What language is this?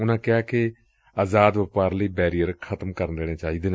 Punjabi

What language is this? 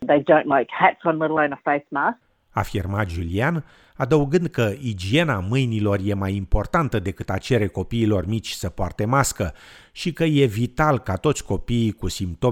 Romanian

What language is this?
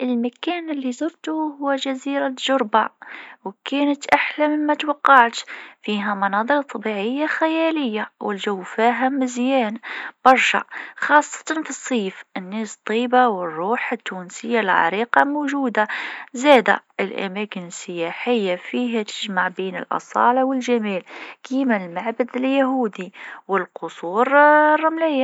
Tunisian Arabic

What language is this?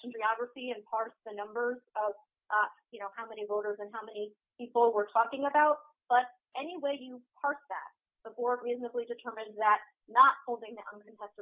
English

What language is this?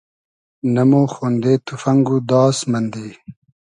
Hazaragi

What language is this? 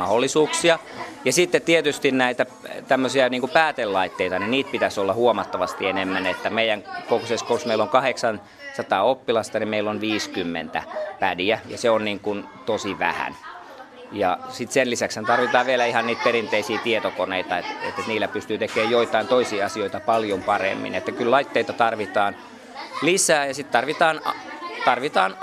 Finnish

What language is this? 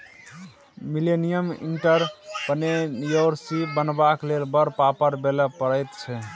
Maithili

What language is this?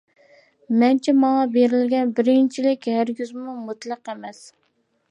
Uyghur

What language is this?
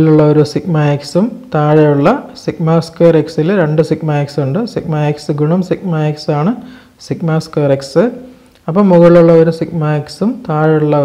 Turkish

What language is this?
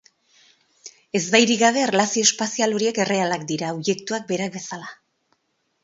Basque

